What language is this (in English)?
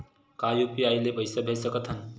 Chhattisgarhi